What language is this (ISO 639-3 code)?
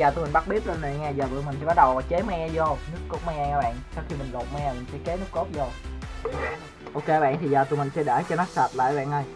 vie